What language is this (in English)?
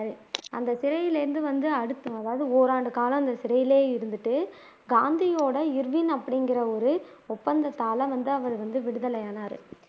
Tamil